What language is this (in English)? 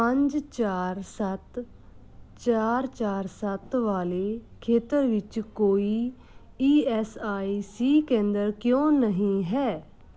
Punjabi